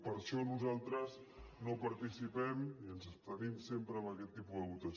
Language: Catalan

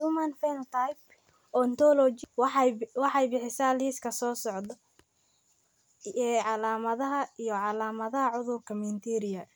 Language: Somali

